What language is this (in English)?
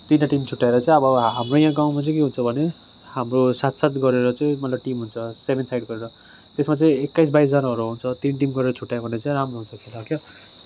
Nepali